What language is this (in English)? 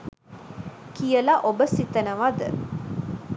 Sinhala